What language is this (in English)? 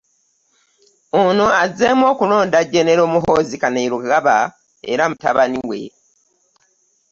Ganda